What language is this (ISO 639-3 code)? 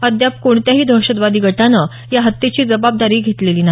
mar